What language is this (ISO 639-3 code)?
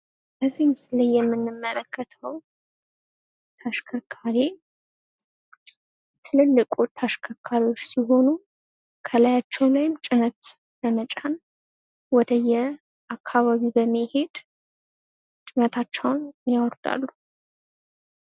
amh